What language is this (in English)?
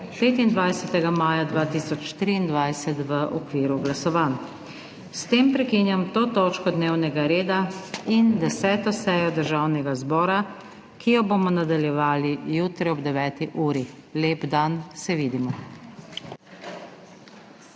Slovenian